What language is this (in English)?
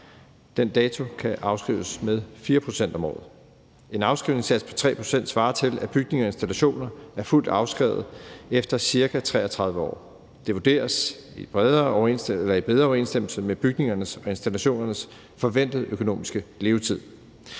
Danish